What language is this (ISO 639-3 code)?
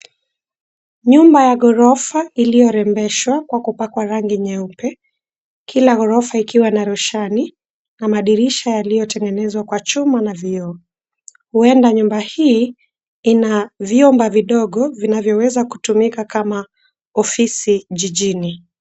swa